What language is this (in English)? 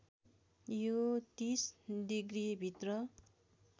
Nepali